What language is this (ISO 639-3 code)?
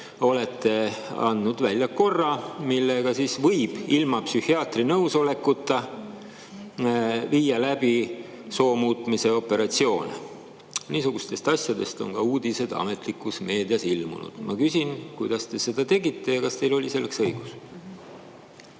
est